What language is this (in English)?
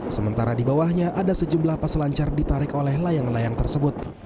Indonesian